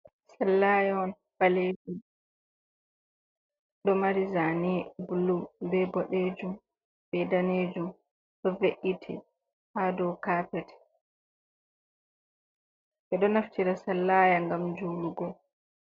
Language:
Fula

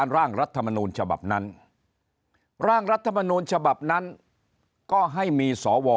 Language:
Thai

